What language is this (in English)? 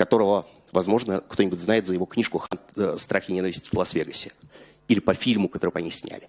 Russian